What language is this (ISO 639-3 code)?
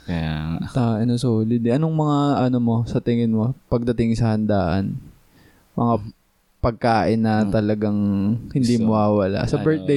fil